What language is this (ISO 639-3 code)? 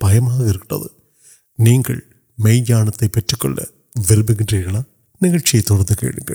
urd